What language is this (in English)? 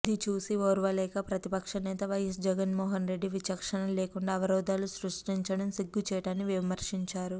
Telugu